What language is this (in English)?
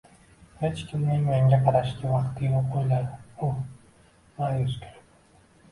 Uzbek